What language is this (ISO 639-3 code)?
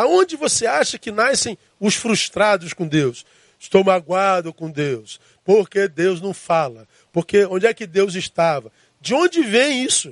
por